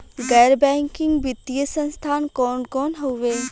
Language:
Bhojpuri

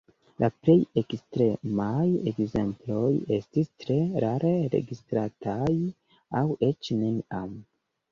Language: Esperanto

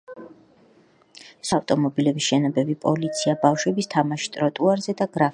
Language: Georgian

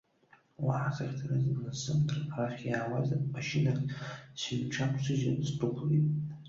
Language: Abkhazian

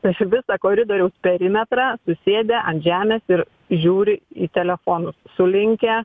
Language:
Lithuanian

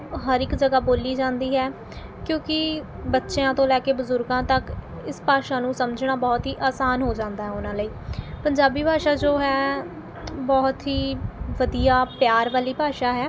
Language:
Punjabi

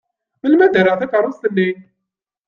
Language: Kabyle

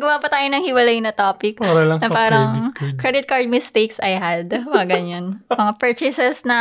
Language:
Filipino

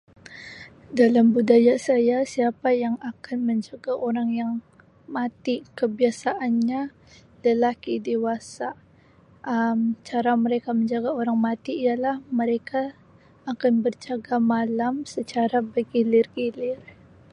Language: Sabah Malay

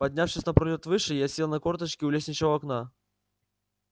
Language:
Russian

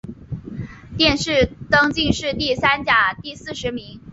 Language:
Chinese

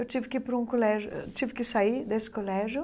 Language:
Portuguese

